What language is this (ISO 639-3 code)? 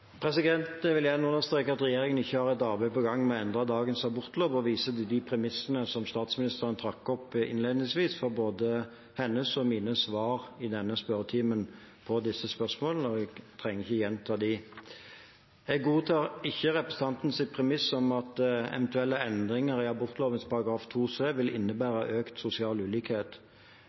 nob